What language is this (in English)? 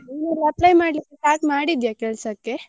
Kannada